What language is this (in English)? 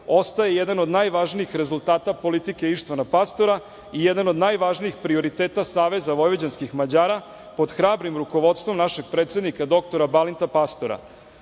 Serbian